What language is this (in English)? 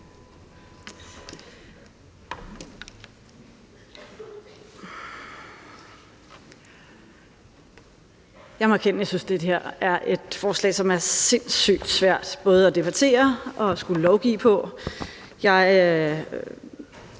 Danish